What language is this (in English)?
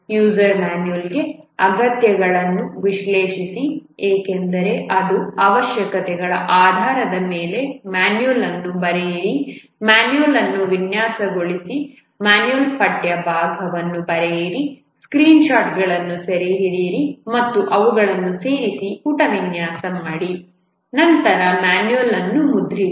Kannada